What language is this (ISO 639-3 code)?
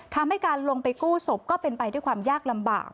tha